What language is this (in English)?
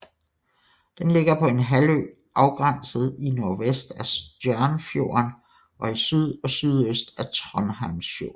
Danish